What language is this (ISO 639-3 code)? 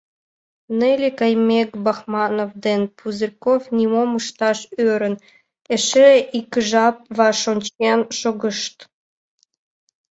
chm